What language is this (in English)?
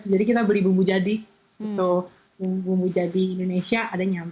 Indonesian